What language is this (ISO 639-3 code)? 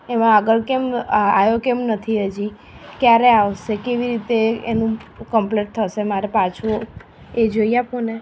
guj